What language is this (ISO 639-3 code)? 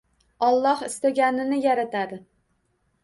uzb